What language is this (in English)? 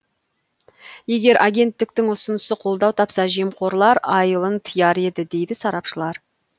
Kazakh